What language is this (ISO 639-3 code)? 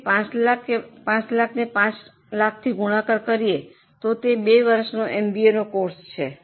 guj